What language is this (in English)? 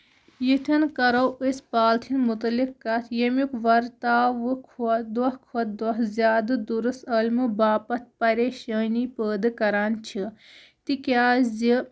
Kashmiri